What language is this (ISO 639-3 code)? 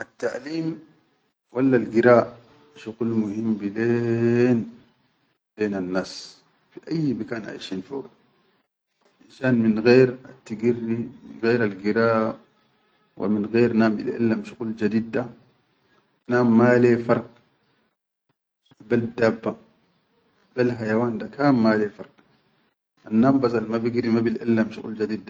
shu